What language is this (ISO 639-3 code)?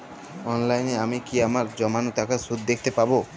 ben